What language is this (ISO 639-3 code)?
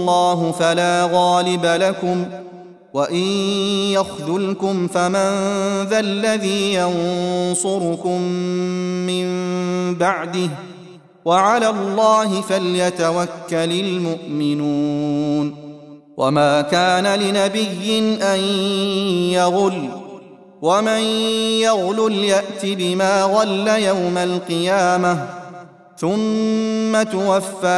ara